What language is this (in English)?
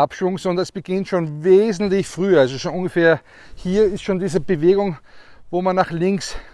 German